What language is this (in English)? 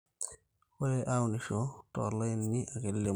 Masai